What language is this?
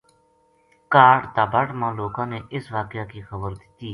Gujari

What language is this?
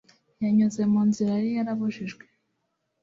Kinyarwanda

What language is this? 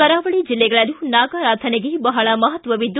Kannada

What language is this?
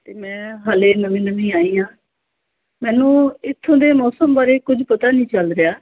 Punjabi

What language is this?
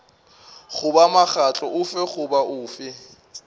Northern Sotho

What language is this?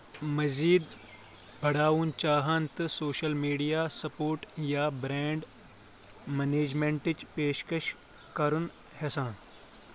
Kashmiri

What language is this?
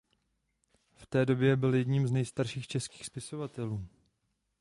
Czech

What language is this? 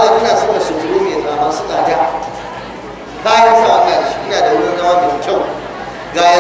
Arabic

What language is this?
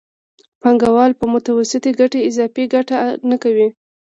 Pashto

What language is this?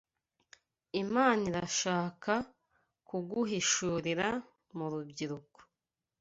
Kinyarwanda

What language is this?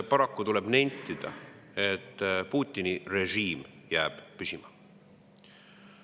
Estonian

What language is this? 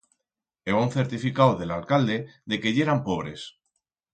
Aragonese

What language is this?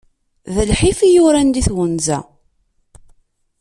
Kabyle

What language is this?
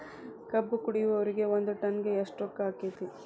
Kannada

